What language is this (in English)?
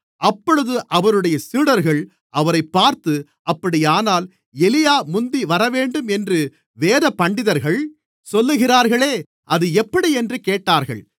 Tamil